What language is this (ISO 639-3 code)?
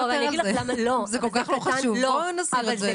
heb